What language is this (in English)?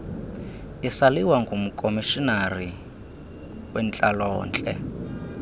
Xhosa